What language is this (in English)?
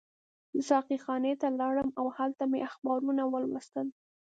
Pashto